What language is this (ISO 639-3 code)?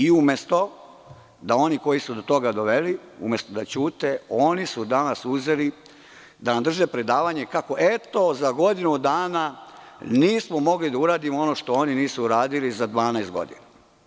srp